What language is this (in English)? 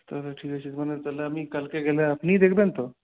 Bangla